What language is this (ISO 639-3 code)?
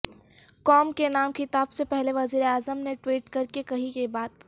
urd